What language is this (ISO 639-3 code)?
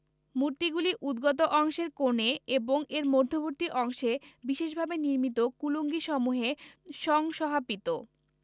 ben